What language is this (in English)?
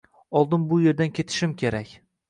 Uzbek